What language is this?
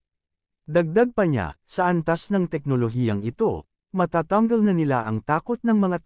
Filipino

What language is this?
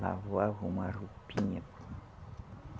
Portuguese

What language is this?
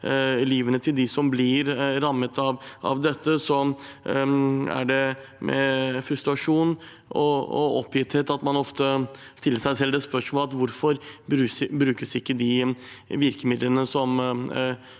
Norwegian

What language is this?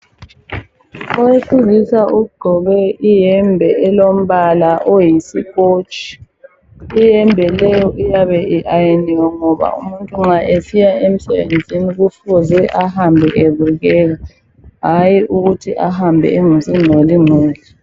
North Ndebele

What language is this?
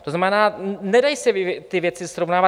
Czech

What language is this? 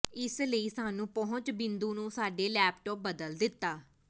Punjabi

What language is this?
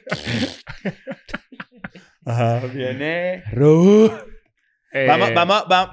Spanish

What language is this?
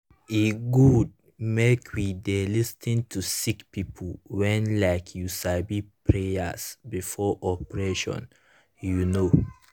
Nigerian Pidgin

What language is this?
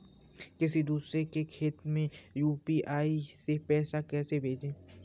Hindi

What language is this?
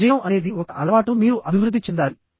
Telugu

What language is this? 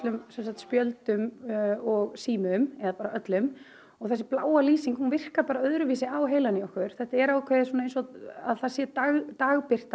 Icelandic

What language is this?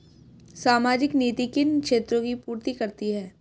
Hindi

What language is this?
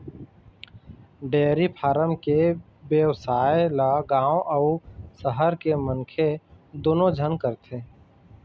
Chhattisgarhi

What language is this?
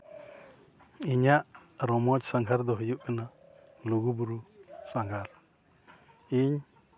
Santali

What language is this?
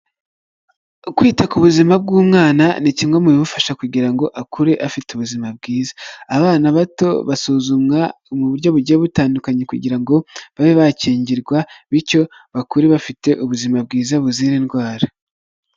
Kinyarwanda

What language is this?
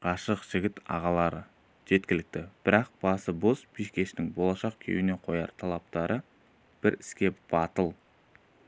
Kazakh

